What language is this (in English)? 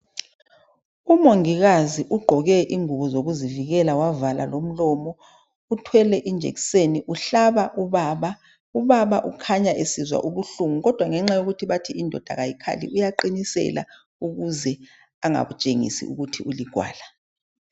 North Ndebele